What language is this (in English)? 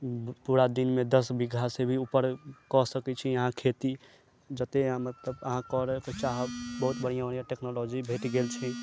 Maithili